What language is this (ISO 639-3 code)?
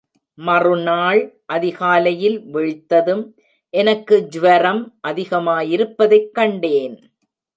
tam